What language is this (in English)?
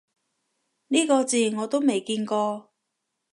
Cantonese